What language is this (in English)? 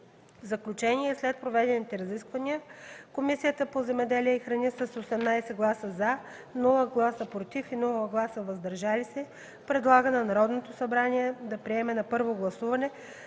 Bulgarian